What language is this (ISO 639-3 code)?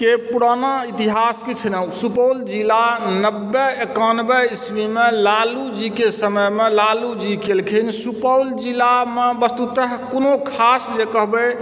mai